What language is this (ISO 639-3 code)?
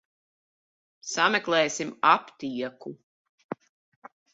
lav